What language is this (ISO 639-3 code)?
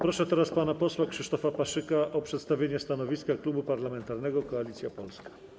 pol